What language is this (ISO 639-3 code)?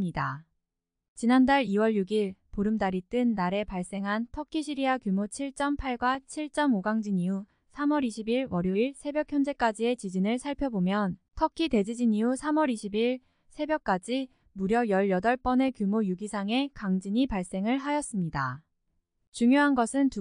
kor